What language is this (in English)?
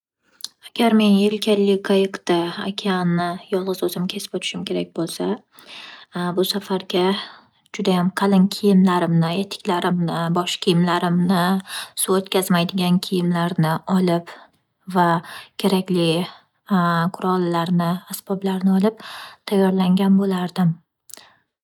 Uzbek